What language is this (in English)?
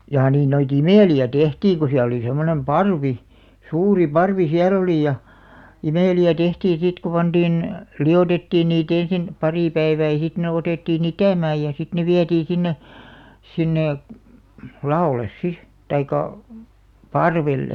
Finnish